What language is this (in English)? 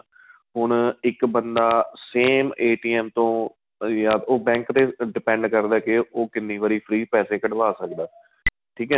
Punjabi